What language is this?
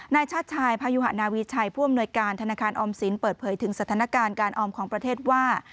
Thai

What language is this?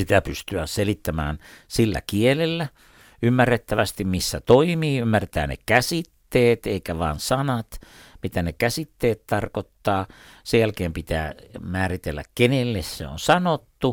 Finnish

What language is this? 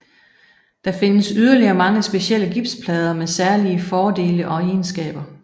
Danish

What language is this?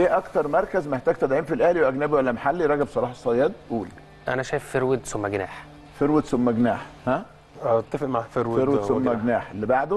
Arabic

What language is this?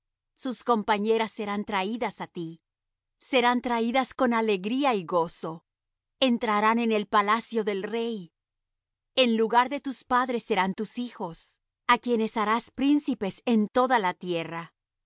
Spanish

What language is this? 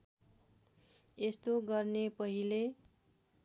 Nepali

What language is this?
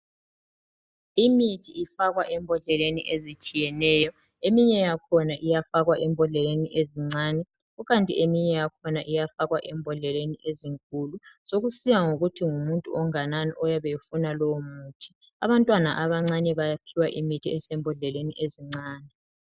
North Ndebele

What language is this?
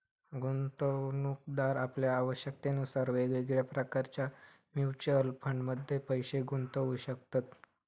Marathi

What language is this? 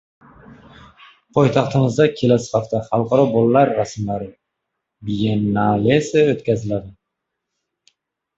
Uzbek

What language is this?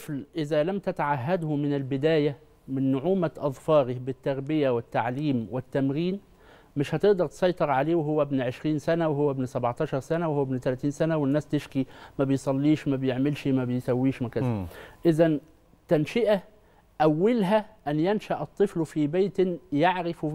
Arabic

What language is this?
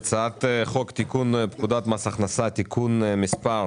Hebrew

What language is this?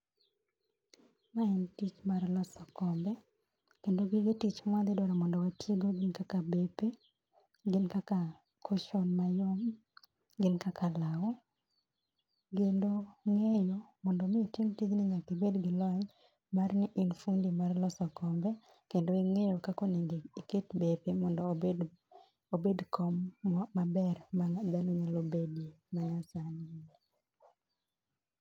Luo (Kenya and Tanzania)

